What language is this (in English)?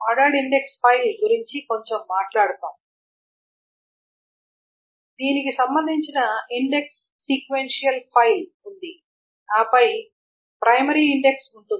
Telugu